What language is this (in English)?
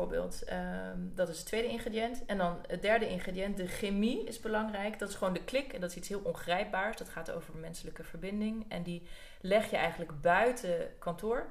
Dutch